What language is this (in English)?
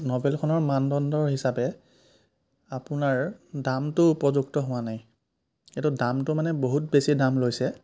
Assamese